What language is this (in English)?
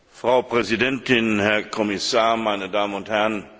German